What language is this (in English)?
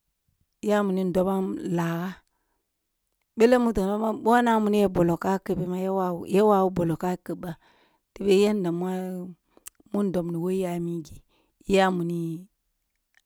Kulung (Nigeria)